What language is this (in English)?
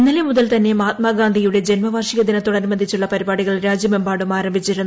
Malayalam